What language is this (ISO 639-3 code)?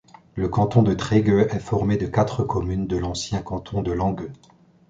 fra